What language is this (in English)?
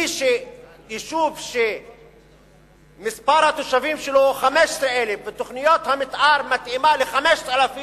Hebrew